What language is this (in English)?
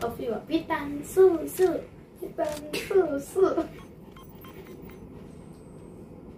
Thai